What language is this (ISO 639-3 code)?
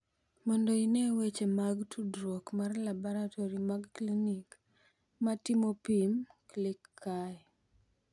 luo